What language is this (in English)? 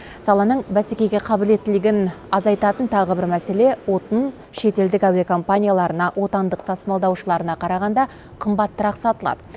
Kazakh